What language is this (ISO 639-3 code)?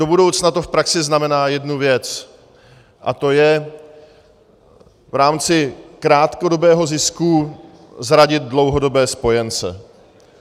ces